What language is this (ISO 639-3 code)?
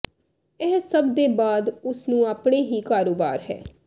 pan